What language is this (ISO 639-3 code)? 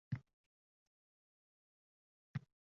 uzb